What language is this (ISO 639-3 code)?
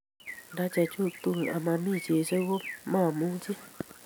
kln